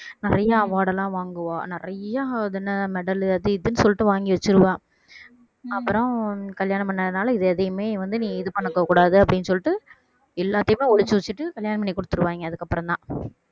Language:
Tamil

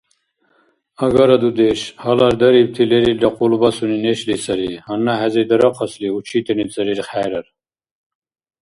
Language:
Dargwa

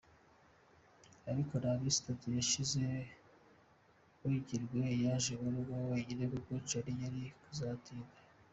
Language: Kinyarwanda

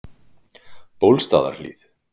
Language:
Icelandic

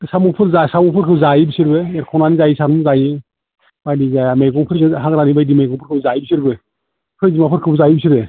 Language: Bodo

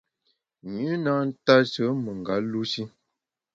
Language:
Bamun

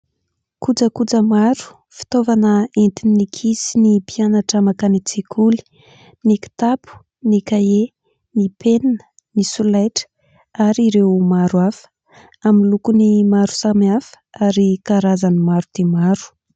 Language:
Malagasy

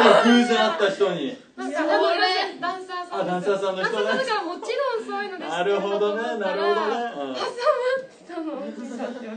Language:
Japanese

